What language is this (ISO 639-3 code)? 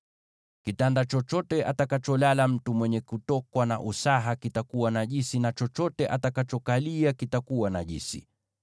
swa